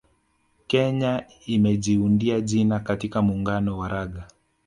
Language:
Swahili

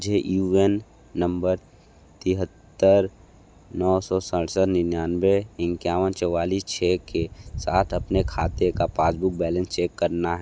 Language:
Hindi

